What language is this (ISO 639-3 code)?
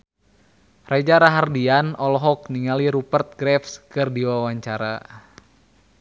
sun